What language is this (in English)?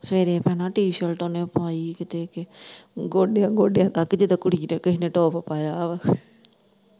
Punjabi